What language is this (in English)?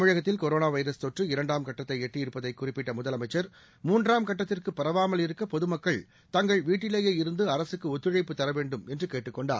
Tamil